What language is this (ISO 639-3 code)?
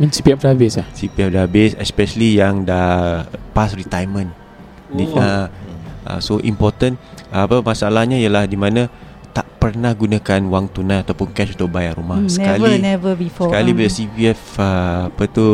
msa